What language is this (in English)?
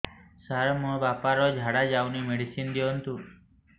Odia